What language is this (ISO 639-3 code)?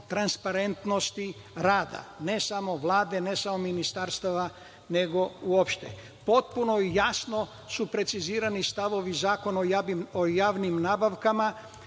srp